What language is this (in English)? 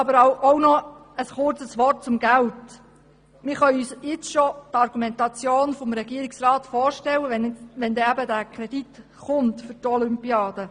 Swiss German